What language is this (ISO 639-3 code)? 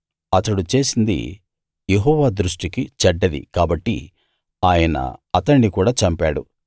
tel